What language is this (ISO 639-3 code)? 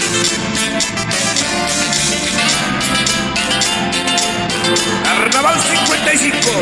spa